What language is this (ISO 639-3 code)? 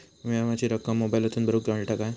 mar